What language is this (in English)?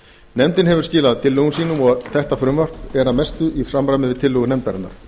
Icelandic